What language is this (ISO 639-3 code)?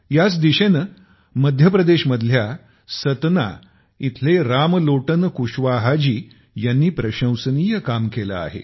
mar